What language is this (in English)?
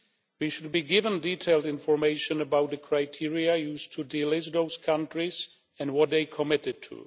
English